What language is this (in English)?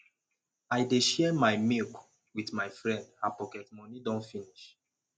Nigerian Pidgin